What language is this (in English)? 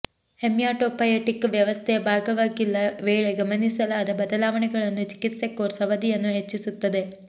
Kannada